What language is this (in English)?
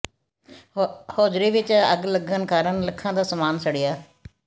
Punjabi